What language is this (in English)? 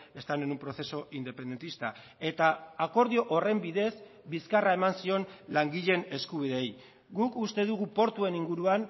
Basque